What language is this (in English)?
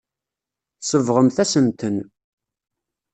Kabyle